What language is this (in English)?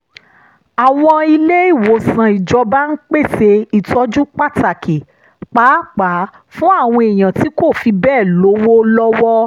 Yoruba